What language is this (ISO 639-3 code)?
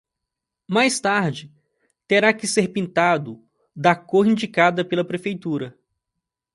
por